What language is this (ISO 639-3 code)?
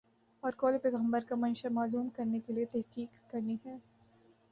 urd